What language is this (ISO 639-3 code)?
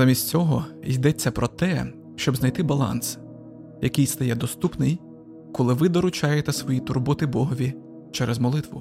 ukr